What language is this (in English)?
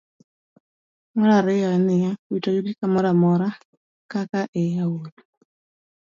Luo (Kenya and Tanzania)